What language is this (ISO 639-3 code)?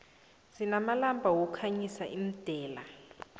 nbl